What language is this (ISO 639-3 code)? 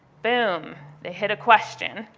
eng